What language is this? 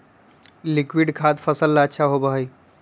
Magahi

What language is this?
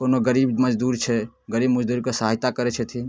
Maithili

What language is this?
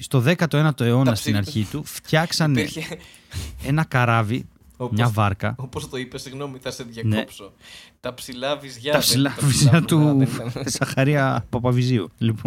Greek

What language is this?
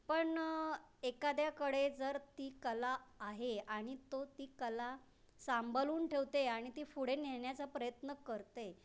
Marathi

